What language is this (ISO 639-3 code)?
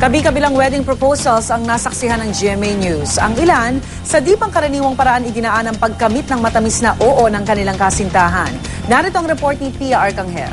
fil